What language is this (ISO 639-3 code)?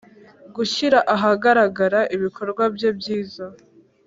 kin